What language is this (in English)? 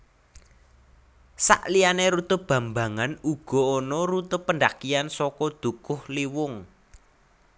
Javanese